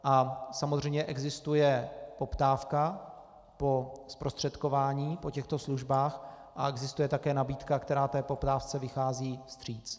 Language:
Czech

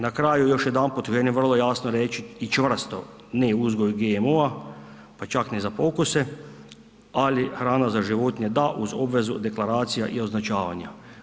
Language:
Croatian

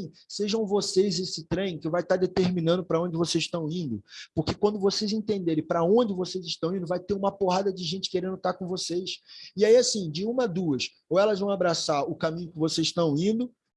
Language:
Portuguese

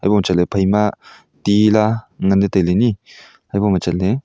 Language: Wancho Naga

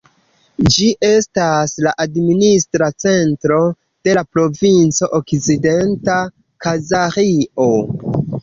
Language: Esperanto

